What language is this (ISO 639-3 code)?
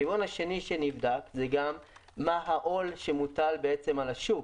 heb